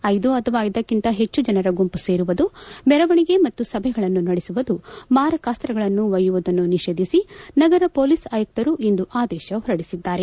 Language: Kannada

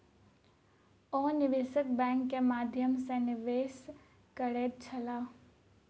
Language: Maithili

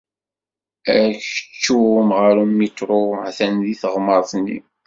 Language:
Kabyle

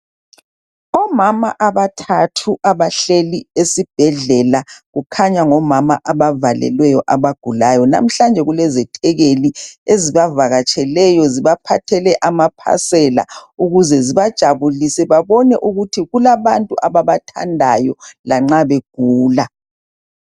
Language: North Ndebele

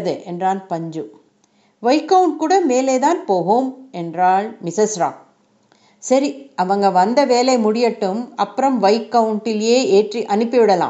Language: Tamil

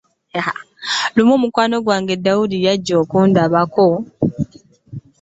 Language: Ganda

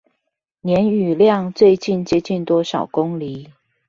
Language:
Chinese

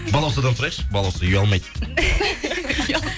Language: Kazakh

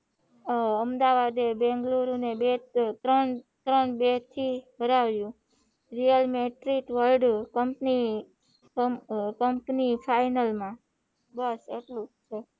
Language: Gujarati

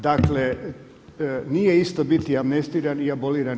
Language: Croatian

